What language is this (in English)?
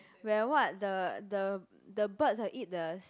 English